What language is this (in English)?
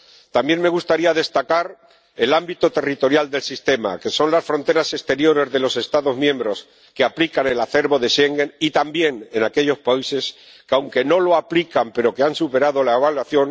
Spanish